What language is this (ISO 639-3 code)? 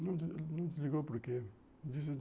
por